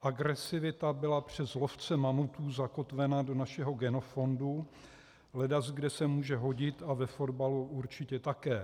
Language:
Czech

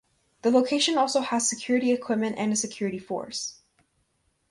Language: English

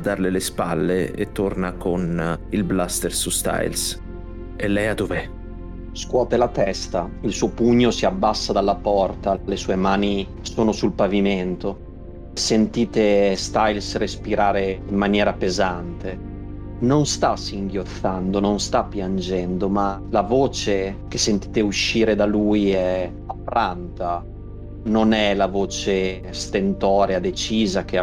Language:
Italian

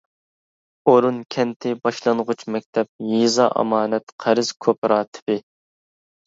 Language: Uyghur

